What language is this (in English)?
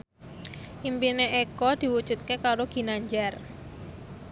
Javanese